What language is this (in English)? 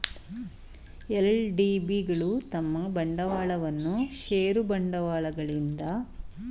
Kannada